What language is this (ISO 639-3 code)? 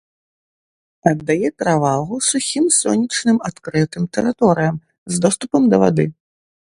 bel